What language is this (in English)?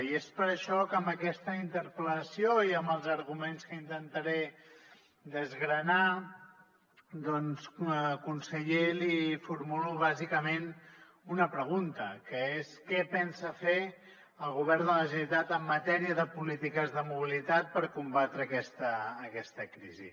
Catalan